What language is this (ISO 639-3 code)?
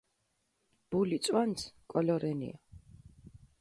xmf